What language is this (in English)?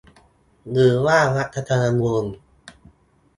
Thai